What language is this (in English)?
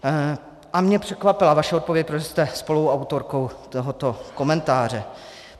Czech